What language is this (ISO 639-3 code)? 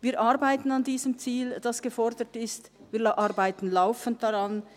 gsw